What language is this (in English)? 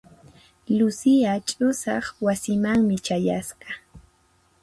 Puno Quechua